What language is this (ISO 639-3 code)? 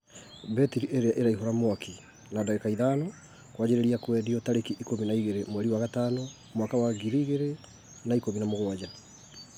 kik